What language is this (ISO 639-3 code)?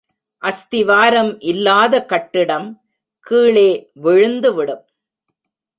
tam